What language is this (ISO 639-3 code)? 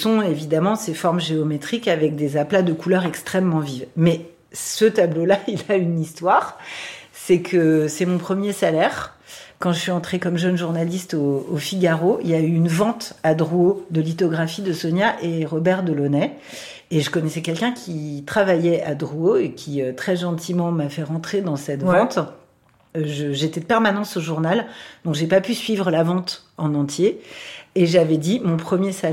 fra